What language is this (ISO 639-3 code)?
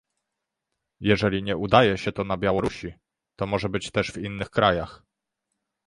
pol